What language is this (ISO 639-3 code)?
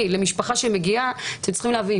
heb